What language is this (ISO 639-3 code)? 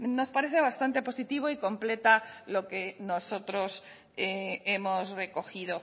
spa